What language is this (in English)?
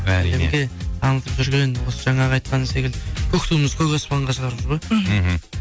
Kazakh